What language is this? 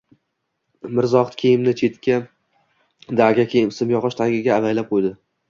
Uzbek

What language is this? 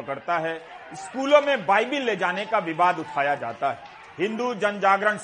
Hindi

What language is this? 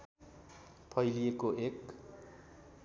Nepali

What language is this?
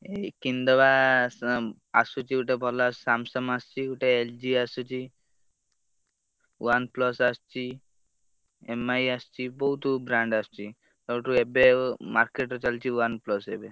Odia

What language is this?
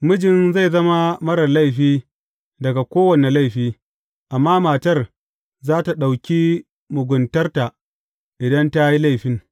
Hausa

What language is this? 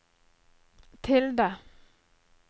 Norwegian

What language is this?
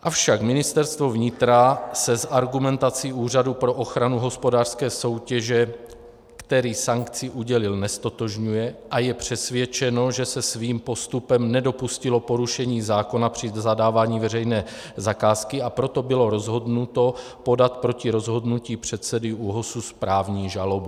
Czech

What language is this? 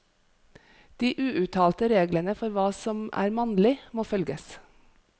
Norwegian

